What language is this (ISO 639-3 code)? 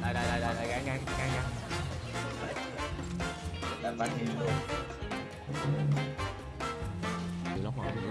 vie